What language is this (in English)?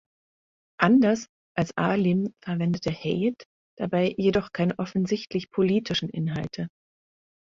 German